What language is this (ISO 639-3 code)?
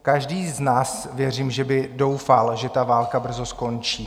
ces